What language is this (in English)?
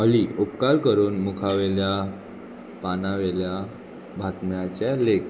Konkani